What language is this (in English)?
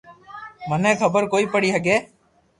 Loarki